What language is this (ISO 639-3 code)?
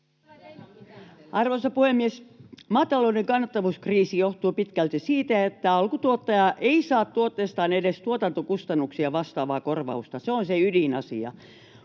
fin